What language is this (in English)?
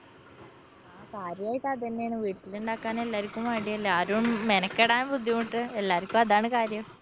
Malayalam